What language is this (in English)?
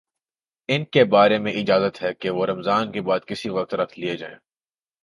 Urdu